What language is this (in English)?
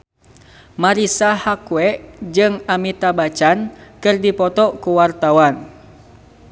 Sundanese